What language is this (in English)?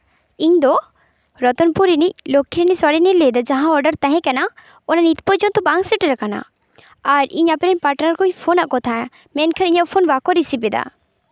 Santali